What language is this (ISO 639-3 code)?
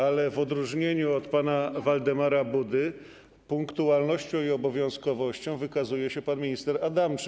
pol